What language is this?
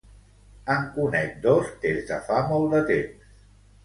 Catalan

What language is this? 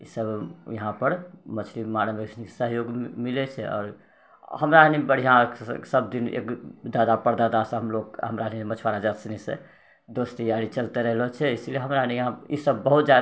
Maithili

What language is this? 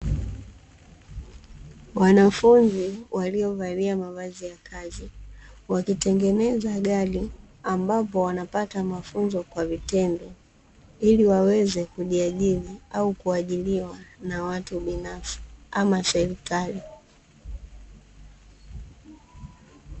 Swahili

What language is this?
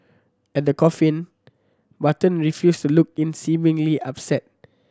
English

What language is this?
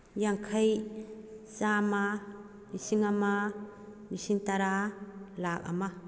Manipuri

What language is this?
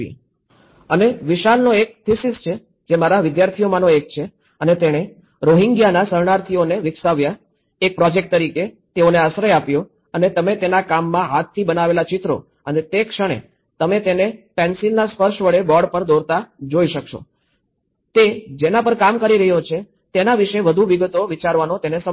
Gujarati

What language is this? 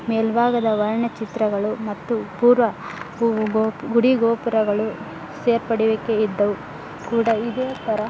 Kannada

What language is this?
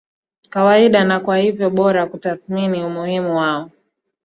Swahili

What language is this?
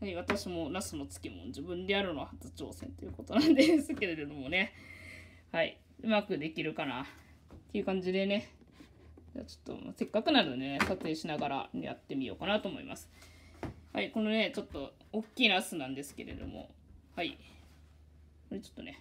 Japanese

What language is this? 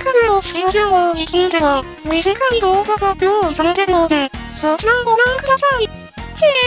Japanese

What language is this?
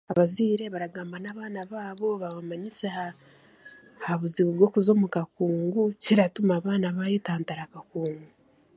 Chiga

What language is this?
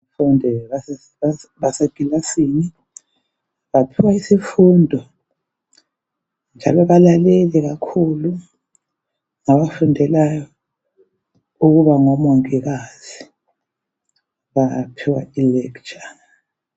North Ndebele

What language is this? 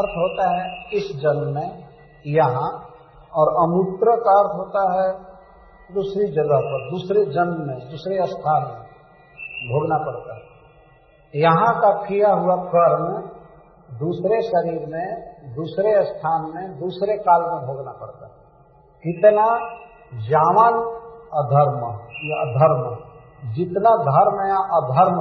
Hindi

